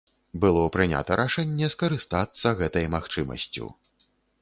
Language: Belarusian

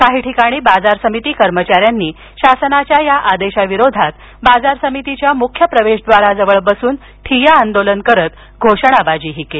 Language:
Marathi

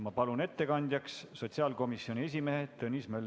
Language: Estonian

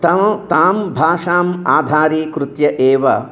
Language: Sanskrit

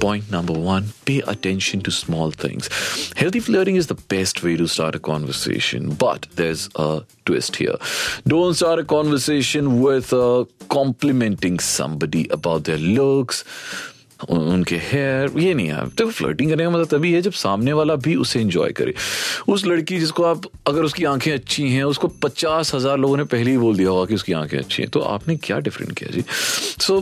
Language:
Hindi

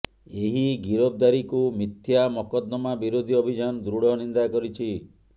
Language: Odia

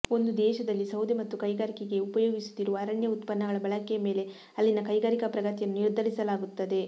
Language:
Kannada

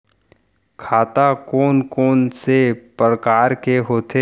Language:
Chhattisgarhi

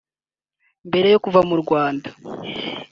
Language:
Kinyarwanda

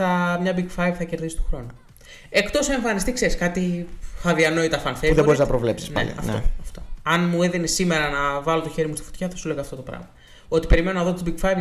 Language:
Greek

